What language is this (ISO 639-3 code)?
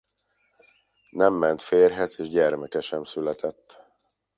hun